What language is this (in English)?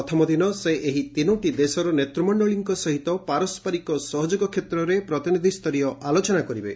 Odia